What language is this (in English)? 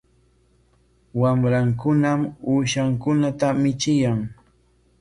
Corongo Ancash Quechua